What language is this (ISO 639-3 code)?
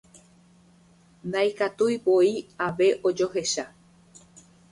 grn